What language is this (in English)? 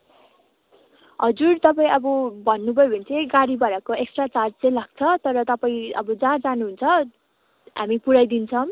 Nepali